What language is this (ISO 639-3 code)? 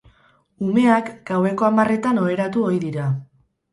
eus